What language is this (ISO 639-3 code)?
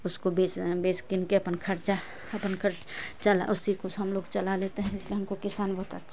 hin